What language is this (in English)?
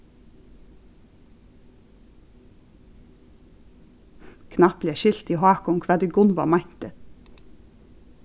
Faroese